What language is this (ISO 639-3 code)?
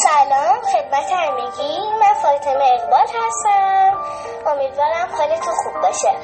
fas